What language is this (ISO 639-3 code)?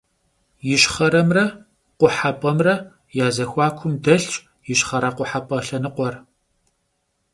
kbd